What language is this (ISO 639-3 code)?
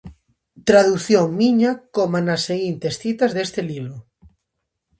glg